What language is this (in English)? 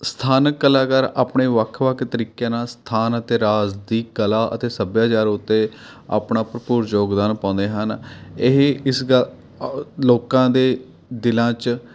Punjabi